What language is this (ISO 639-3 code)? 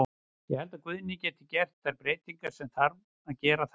isl